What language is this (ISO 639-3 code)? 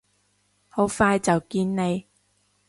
yue